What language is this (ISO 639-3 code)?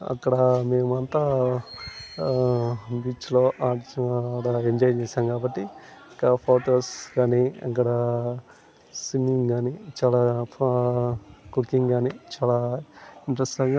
tel